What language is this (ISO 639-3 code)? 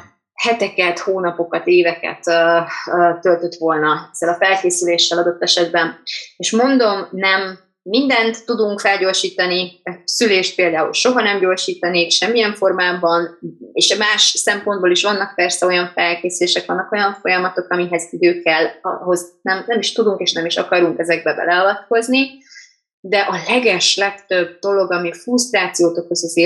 hun